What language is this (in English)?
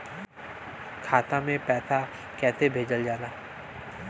Bhojpuri